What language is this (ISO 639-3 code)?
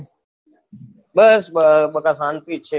guj